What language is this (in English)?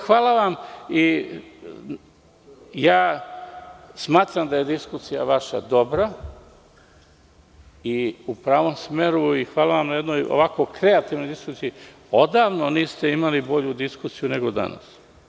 Serbian